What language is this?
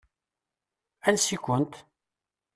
Kabyle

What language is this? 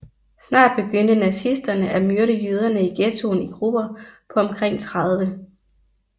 Danish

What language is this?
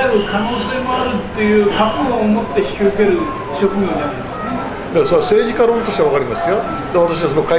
Japanese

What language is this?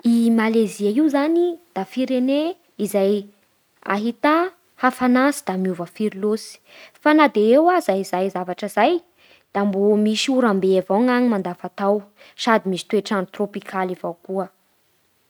Bara Malagasy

